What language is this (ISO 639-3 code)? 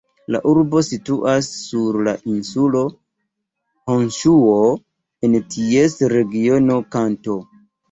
epo